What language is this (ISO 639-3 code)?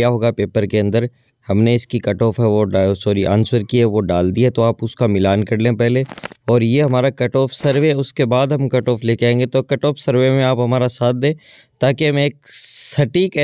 hin